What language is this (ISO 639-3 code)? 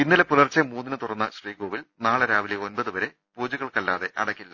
mal